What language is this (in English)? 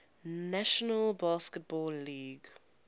English